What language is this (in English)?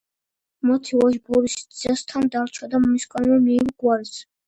Georgian